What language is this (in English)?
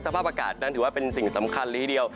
Thai